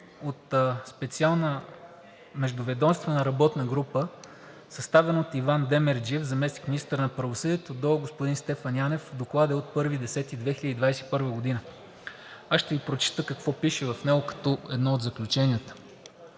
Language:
Bulgarian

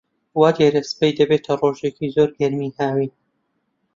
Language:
Central Kurdish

